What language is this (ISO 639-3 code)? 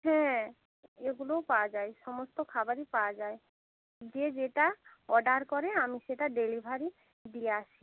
ben